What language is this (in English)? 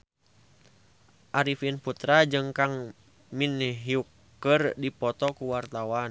Sundanese